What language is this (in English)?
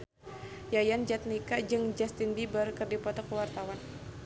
Sundanese